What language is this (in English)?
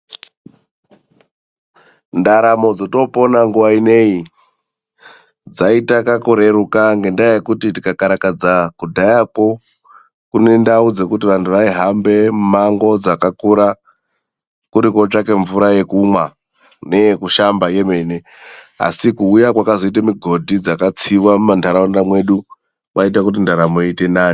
Ndau